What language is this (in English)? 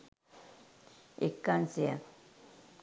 Sinhala